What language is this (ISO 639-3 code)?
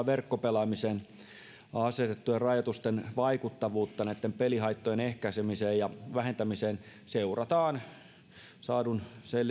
fin